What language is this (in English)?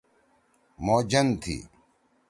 Torwali